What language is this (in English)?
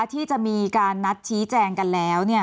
Thai